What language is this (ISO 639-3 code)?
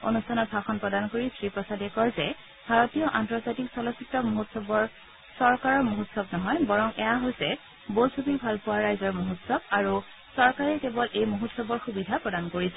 asm